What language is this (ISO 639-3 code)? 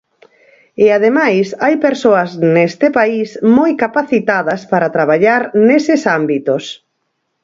glg